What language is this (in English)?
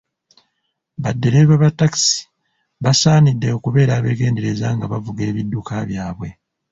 Ganda